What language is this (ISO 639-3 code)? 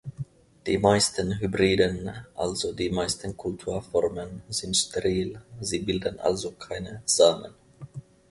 deu